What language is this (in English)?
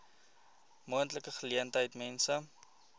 Afrikaans